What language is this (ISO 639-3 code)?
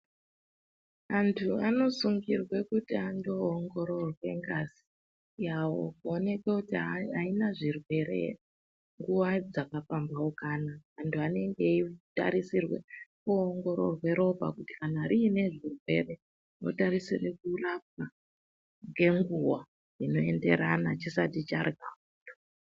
ndc